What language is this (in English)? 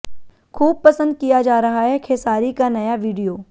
Hindi